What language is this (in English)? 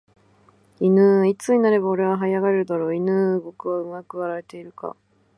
Japanese